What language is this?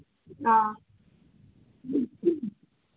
Manipuri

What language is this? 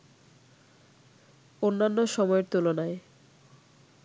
Bangla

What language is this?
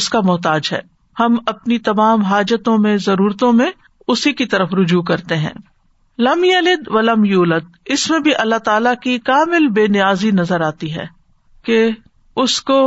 Urdu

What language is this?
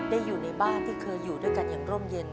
Thai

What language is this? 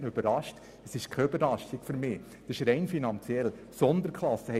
Swiss German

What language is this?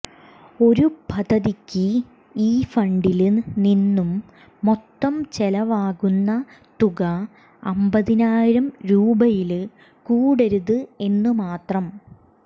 Malayalam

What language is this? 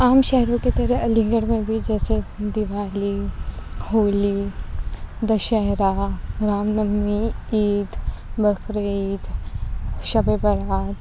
Urdu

